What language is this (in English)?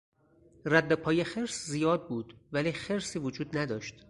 Persian